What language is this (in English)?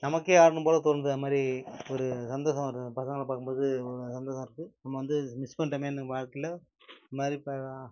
Tamil